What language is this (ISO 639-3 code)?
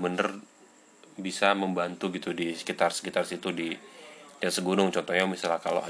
ind